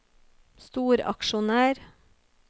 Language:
Norwegian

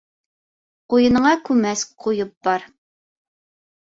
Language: Bashkir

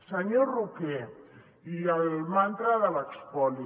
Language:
Catalan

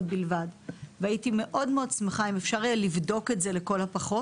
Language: Hebrew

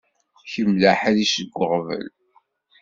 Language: Kabyle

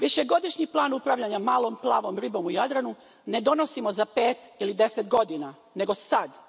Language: Croatian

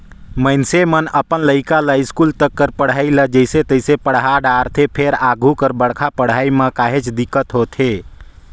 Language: Chhattisgarhi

